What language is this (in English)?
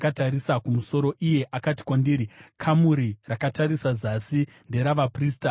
Shona